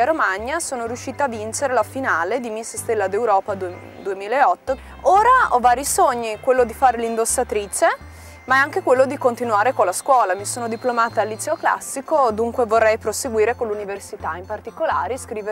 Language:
Italian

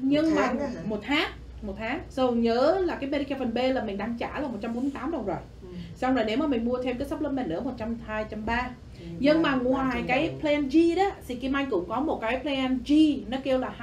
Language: Vietnamese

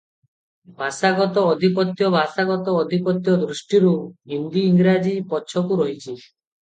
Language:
Odia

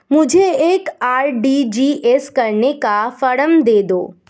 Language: Hindi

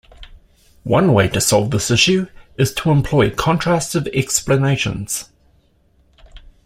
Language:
English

